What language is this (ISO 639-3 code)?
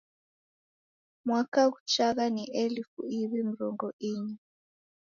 dav